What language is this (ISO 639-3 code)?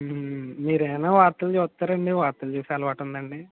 tel